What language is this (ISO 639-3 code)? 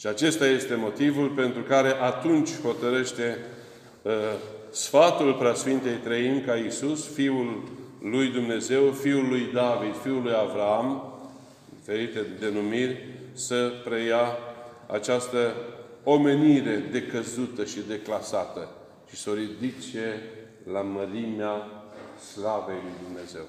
ron